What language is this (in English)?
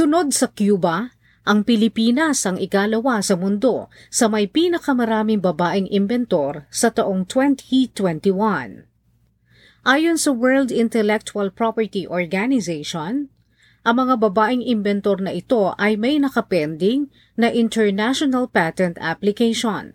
Filipino